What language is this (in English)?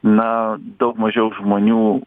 Lithuanian